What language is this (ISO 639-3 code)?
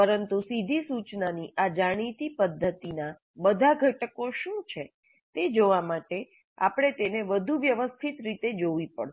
guj